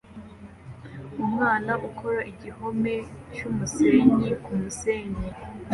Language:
Kinyarwanda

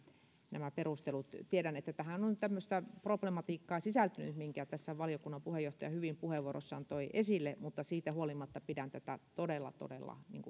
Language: Finnish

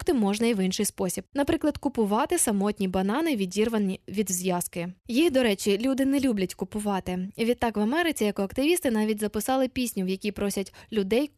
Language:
Ukrainian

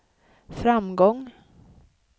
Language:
Swedish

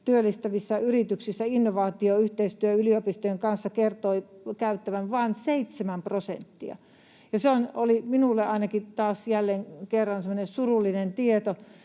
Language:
Finnish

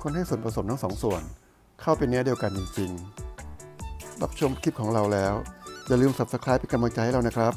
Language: Thai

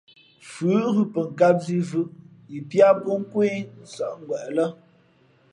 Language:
Fe'fe'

